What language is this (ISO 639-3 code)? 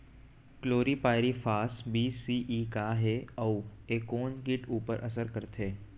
hne